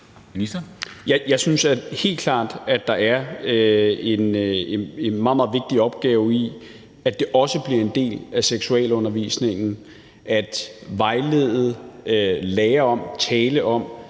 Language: Danish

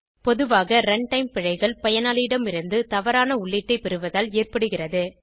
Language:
Tamil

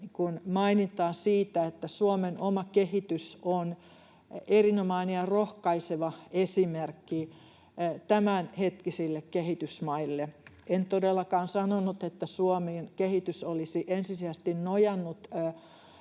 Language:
Finnish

